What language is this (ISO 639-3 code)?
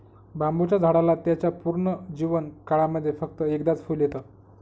mar